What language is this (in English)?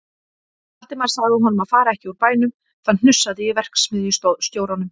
Icelandic